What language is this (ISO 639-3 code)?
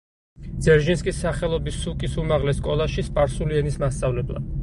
kat